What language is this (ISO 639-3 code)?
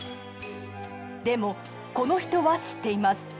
jpn